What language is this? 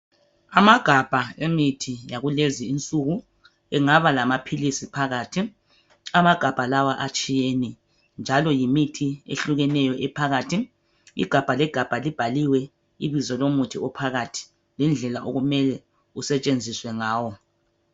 North Ndebele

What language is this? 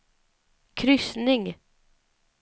Swedish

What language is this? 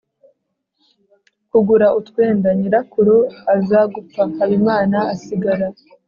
Kinyarwanda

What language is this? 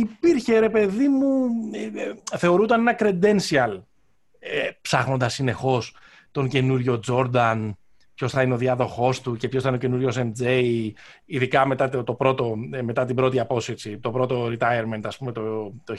Greek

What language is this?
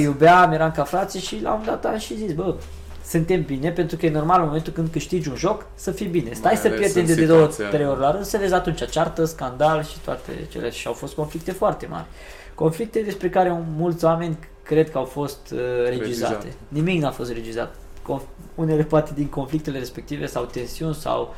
Romanian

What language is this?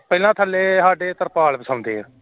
Punjabi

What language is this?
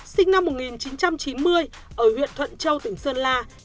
Vietnamese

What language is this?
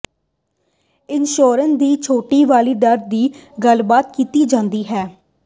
Punjabi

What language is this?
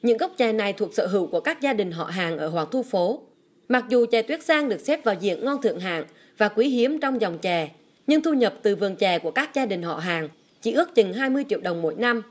Vietnamese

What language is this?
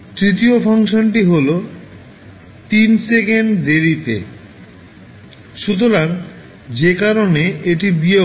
Bangla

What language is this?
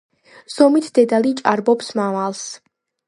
Georgian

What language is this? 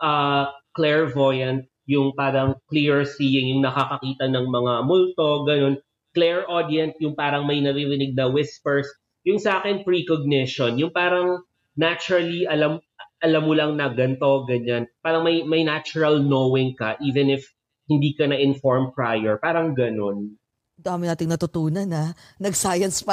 Filipino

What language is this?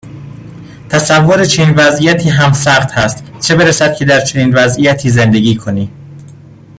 Persian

